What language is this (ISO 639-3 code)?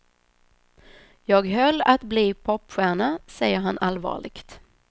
swe